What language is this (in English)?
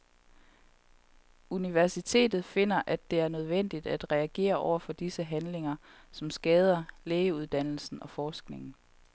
Danish